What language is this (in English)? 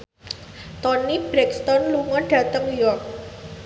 Javanese